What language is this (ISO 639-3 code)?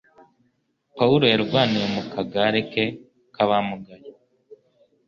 kin